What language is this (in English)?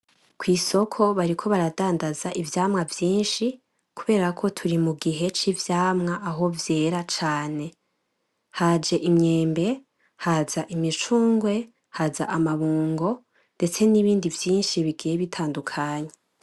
Rundi